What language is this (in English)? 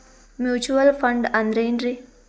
Kannada